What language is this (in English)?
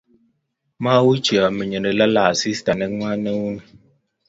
Kalenjin